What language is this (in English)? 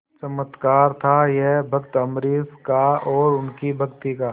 Hindi